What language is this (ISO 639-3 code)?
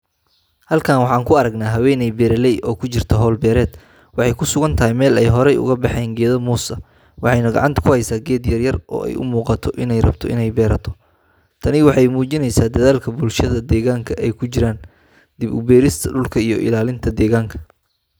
som